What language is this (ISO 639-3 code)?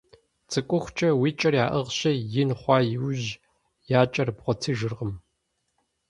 kbd